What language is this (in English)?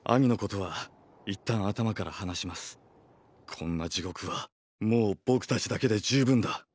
Japanese